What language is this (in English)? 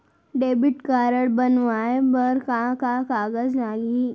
Chhattisgarhi